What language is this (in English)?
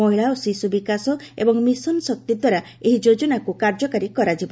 Odia